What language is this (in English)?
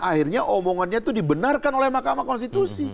Indonesian